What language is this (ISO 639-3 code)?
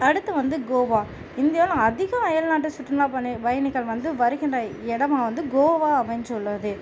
tam